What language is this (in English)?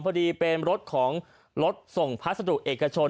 Thai